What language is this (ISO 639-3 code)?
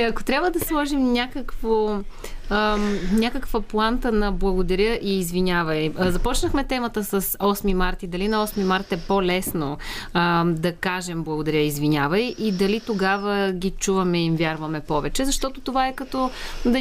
bul